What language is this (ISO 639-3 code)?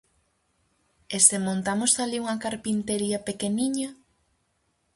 glg